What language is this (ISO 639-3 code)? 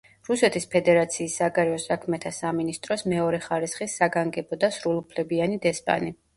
kat